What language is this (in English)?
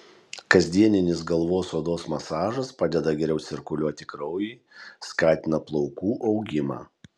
Lithuanian